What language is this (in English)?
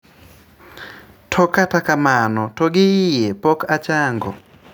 Luo (Kenya and Tanzania)